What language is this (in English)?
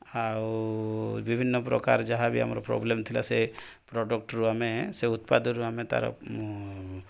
Odia